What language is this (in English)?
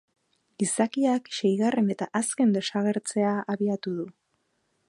Basque